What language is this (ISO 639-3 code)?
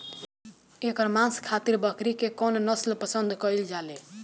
bho